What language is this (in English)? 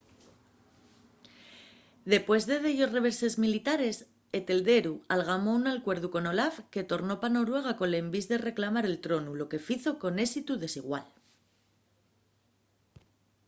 Asturian